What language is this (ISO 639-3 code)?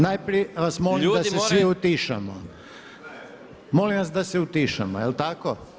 hrv